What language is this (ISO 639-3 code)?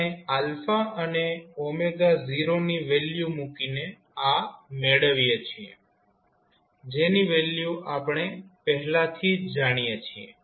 guj